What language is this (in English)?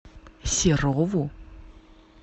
Russian